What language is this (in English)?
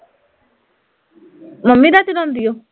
Punjabi